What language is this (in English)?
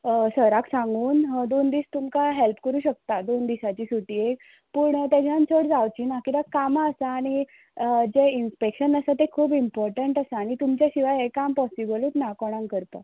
Konkani